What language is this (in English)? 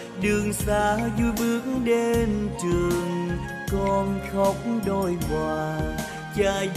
Vietnamese